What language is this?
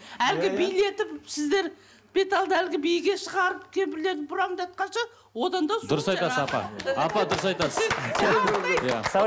Kazakh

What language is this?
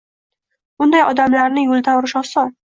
Uzbek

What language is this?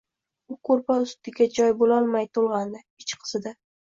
Uzbek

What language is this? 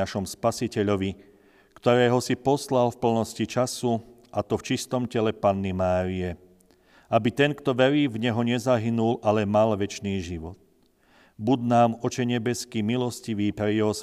Slovak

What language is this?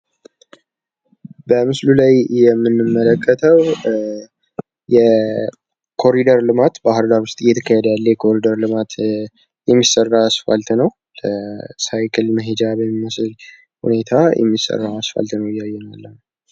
Amharic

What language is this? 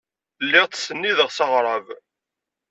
Kabyle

